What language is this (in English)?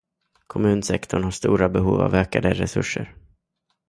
Swedish